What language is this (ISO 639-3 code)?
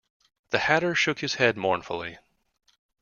eng